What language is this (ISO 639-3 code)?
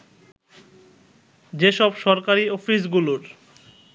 ben